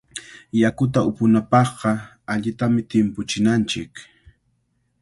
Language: Cajatambo North Lima Quechua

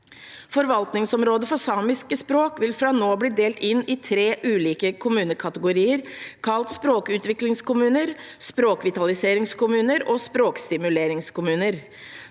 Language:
Norwegian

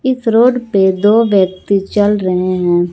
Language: Hindi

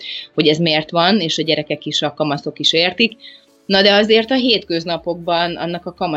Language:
Hungarian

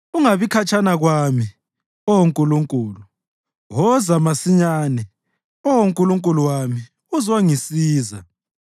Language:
North Ndebele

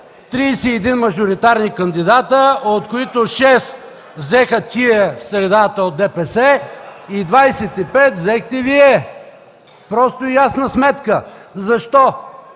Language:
Bulgarian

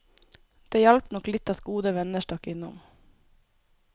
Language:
Norwegian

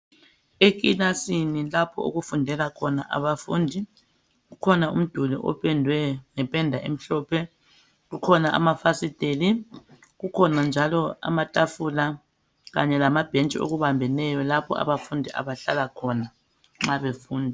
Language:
North Ndebele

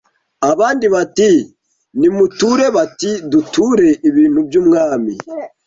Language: Kinyarwanda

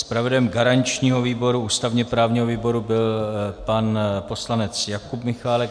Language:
Czech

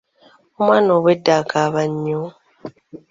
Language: Ganda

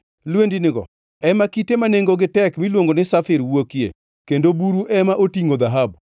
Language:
Luo (Kenya and Tanzania)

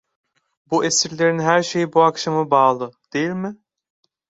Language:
Turkish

